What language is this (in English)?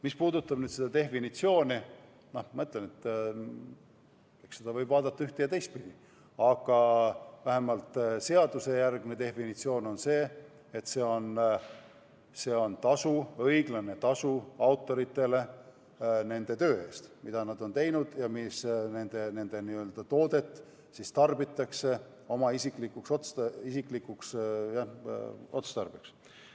Estonian